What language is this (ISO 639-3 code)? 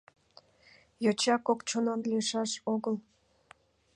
chm